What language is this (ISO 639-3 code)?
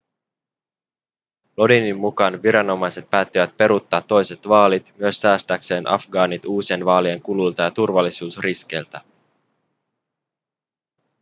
fin